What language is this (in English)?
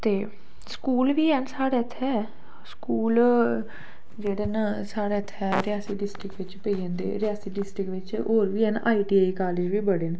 Dogri